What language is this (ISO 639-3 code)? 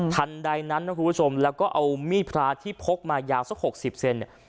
tha